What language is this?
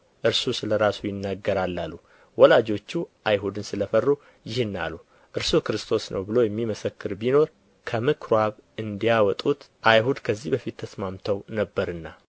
Amharic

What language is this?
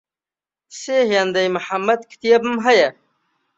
Central Kurdish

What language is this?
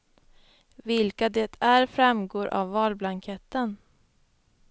Swedish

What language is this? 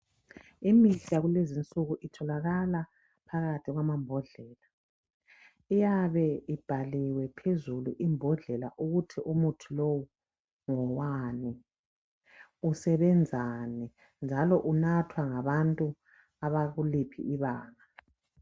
North Ndebele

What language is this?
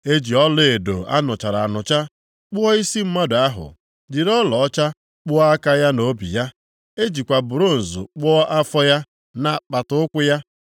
Igbo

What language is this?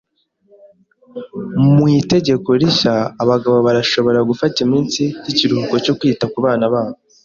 Kinyarwanda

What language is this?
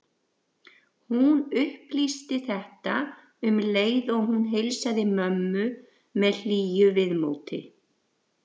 Icelandic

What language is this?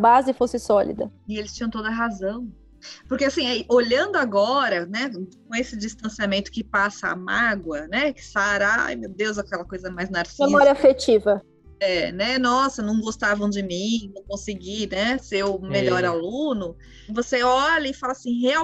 Portuguese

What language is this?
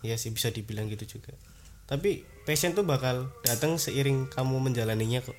Indonesian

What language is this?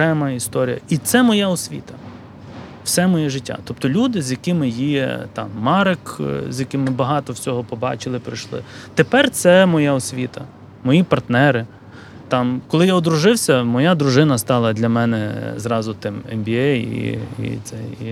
Ukrainian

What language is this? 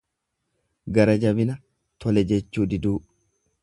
Oromo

